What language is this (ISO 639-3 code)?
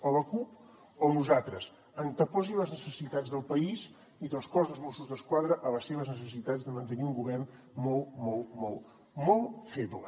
cat